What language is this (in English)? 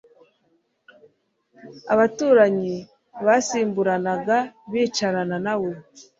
Kinyarwanda